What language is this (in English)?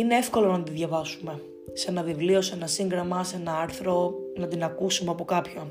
Greek